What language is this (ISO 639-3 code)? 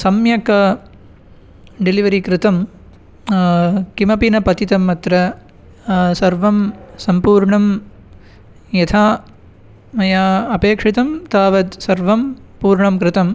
san